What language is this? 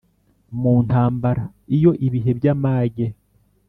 Kinyarwanda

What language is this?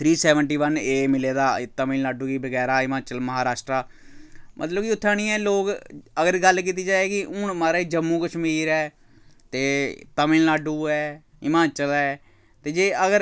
Dogri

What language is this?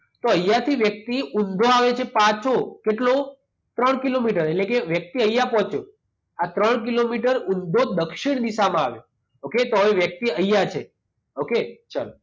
Gujarati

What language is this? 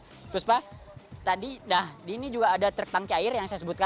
Indonesian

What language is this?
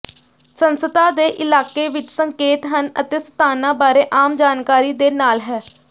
Punjabi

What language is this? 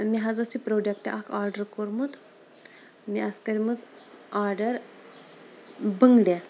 Kashmiri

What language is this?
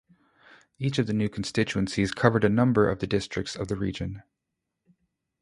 English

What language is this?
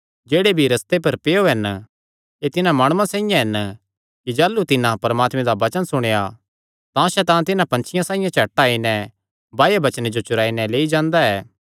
Kangri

